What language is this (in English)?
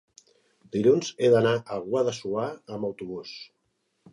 Catalan